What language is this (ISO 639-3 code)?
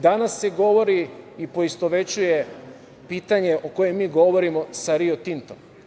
srp